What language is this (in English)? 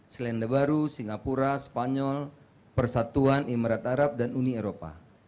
Indonesian